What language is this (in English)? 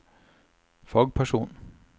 Norwegian